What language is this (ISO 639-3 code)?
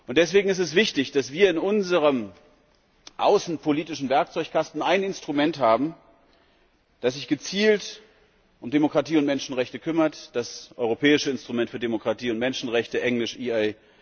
deu